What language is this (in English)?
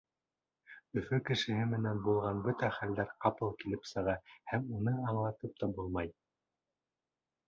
Bashkir